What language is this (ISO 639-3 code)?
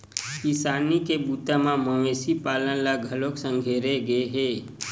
hne